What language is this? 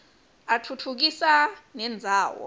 Swati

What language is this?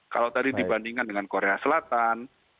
Indonesian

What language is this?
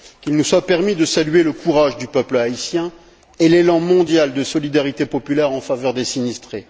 French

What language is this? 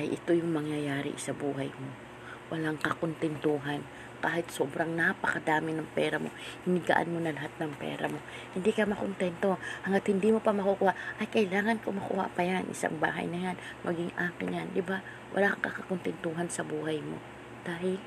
Filipino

